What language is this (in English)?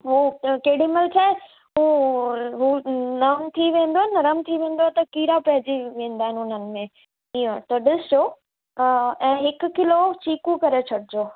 Sindhi